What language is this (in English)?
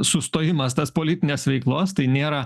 Lithuanian